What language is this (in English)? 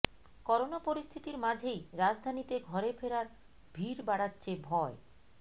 Bangla